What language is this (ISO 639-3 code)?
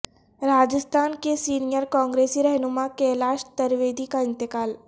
urd